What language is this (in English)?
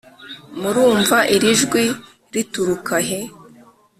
Kinyarwanda